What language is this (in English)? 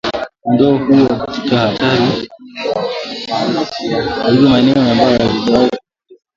Swahili